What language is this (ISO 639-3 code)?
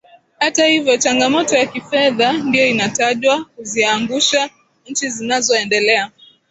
swa